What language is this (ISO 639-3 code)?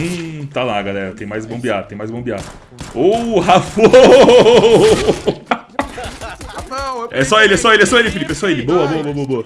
por